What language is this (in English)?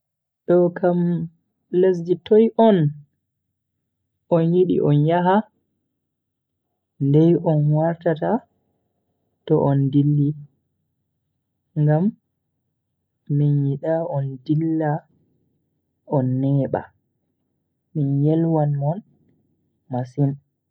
Bagirmi Fulfulde